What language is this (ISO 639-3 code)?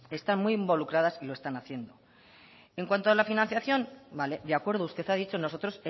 spa